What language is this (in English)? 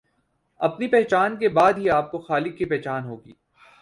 Urdu